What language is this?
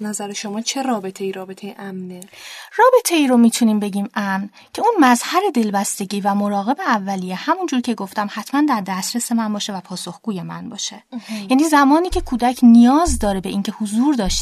Persian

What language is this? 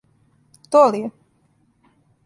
Serbian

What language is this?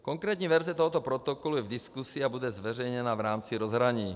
Czech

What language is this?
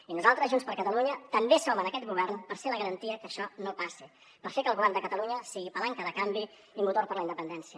Catalan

